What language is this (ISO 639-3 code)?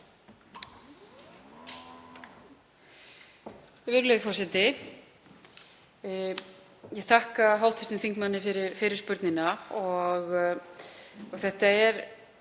isl